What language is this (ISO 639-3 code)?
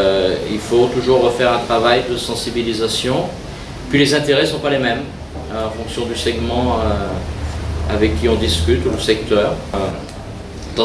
fra